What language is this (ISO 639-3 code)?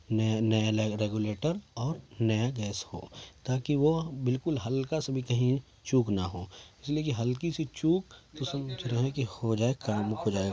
urd